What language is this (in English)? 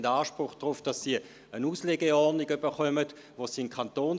Swiss German